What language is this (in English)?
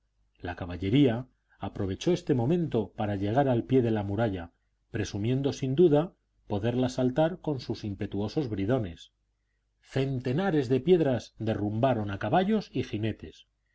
Spanish